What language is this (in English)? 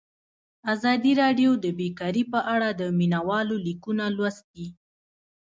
Pashto